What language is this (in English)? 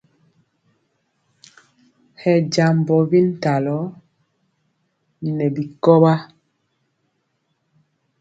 Mpiemo